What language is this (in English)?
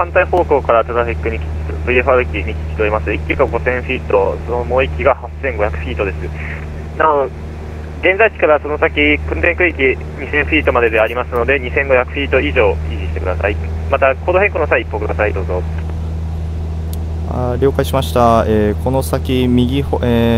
Japanese